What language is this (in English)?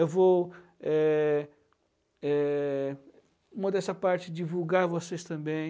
Portuguese